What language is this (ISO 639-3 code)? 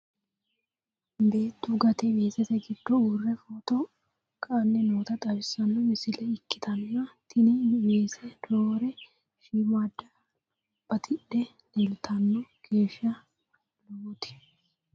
sid